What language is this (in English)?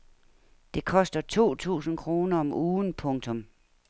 Danish